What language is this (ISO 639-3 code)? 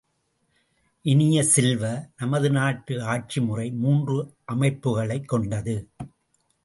tam